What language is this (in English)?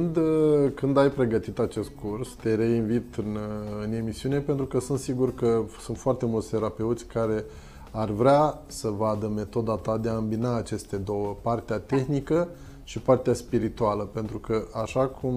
Romanian